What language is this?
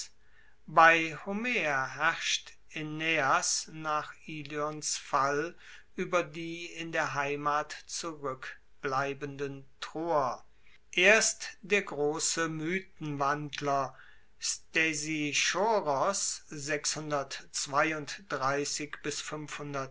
German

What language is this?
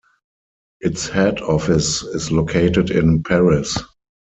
English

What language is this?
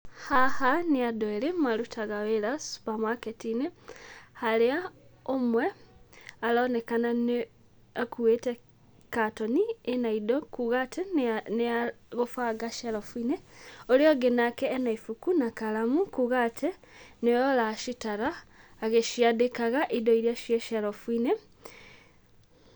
Kikuyu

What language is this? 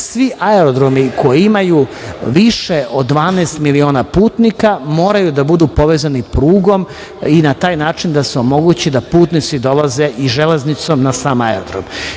Serbian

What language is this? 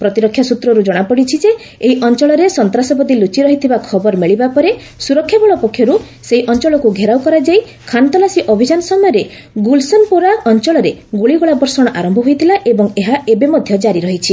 Odia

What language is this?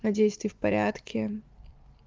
Russian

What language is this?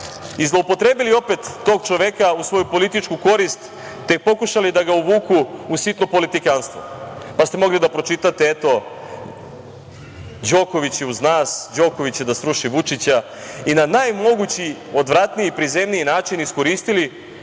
Serbian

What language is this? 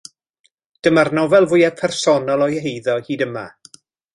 Welsh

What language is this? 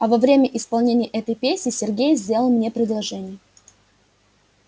Russian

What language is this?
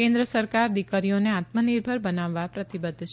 Gujarati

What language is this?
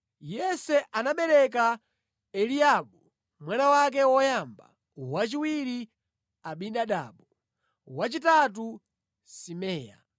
Nyanja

